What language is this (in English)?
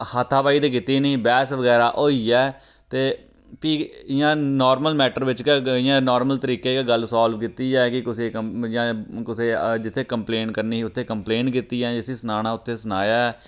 Dogri